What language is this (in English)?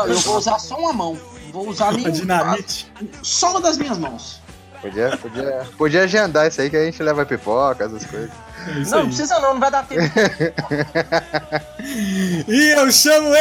Portuguese